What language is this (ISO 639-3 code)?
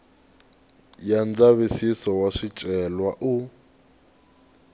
tso